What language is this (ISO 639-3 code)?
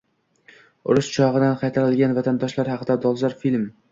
uzb